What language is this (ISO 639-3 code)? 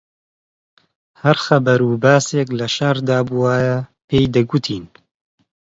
ckb